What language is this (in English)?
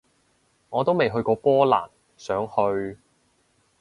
Cantonese